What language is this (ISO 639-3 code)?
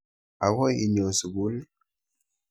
kln